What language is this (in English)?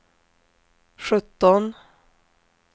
Swedish